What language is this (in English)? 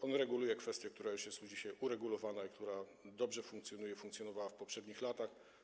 Polish